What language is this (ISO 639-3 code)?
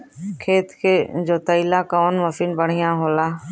bho